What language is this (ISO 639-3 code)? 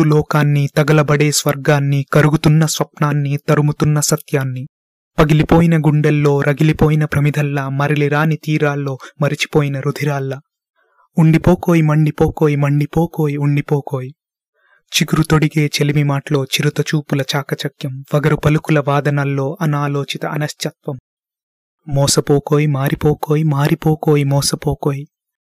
tel